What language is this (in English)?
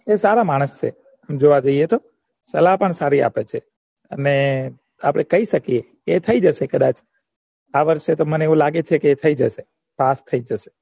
Gujarati